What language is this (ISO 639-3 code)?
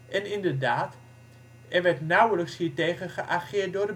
nld